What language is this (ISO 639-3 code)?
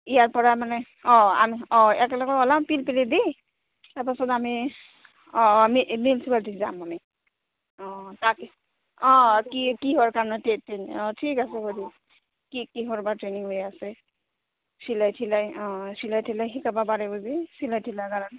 asm